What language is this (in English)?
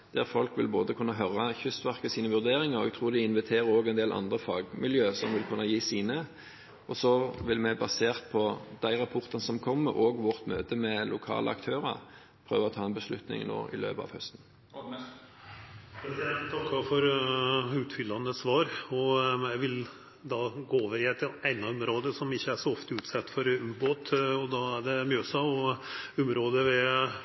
Norwegian